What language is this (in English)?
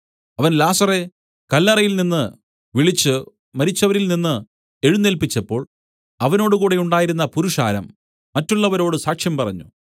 Malayalam